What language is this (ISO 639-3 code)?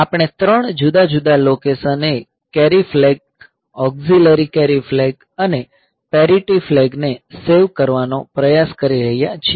guj